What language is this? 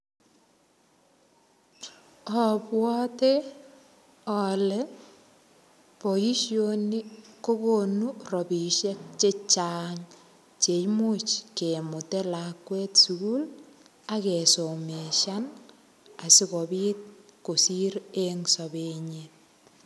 Kalenjin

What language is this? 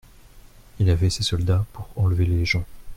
French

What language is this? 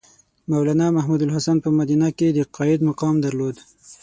Pashto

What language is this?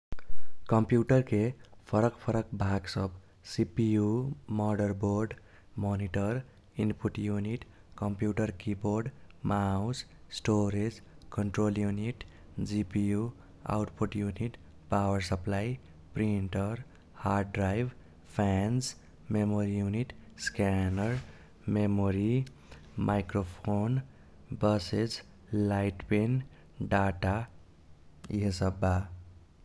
Kochila Tharu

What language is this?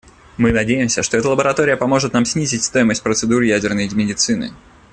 Russian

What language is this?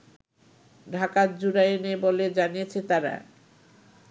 Bangla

